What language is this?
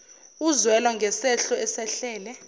Zulu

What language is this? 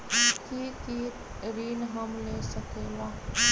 Magahi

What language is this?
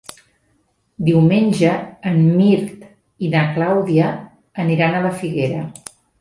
Catalan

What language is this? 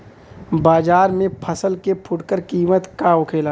Bhojpuri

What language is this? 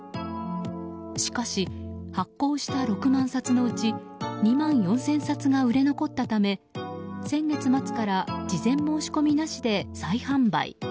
Japanese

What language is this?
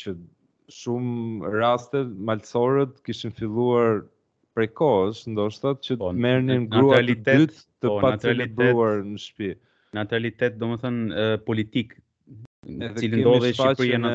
Romanian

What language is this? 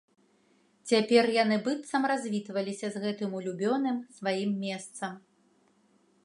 Belarusian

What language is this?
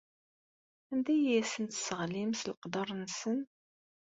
Kabyle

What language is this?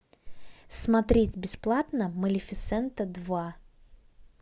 Russian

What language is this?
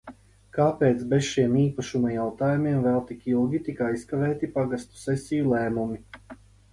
Latvian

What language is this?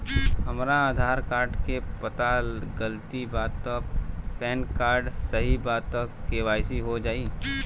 Bhojpuri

